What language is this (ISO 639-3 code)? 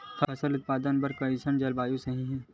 hne